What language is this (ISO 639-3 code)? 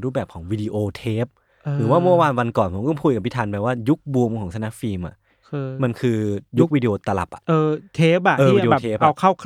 tha